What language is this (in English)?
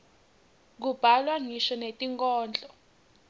Swati